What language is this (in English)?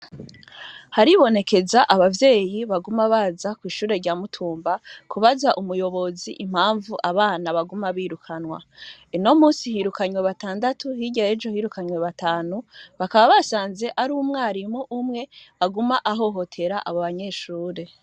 Rundi